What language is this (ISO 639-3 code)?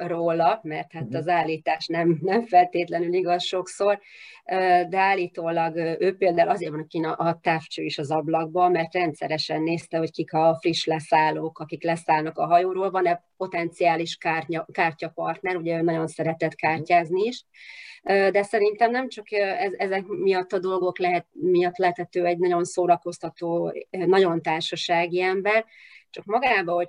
hun